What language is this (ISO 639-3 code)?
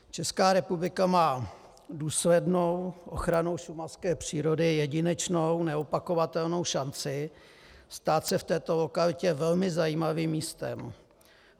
ces